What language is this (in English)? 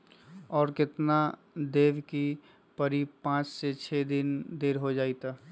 Magahi